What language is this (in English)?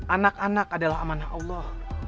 Indonesian